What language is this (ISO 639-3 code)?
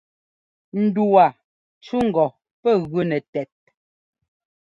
jgo